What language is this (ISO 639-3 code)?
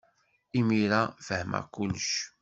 kab